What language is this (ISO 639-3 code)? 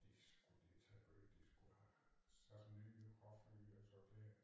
dan